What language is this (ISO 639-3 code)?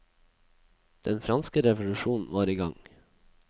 nor